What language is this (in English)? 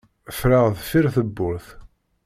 Kabyle